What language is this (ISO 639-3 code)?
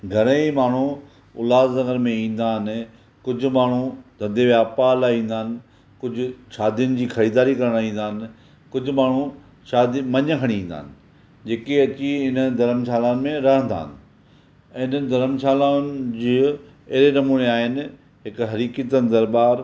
snd